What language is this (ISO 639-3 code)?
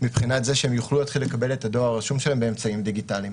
heb